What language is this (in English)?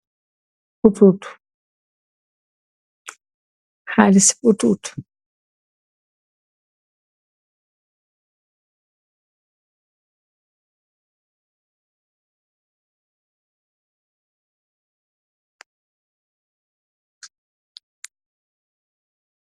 Wolof